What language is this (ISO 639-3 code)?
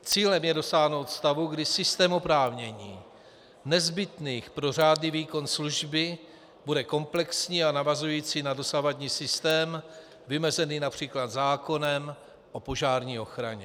ces